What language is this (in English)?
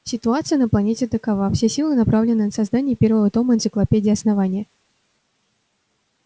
Russian